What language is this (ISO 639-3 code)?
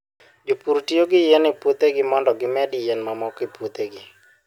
luo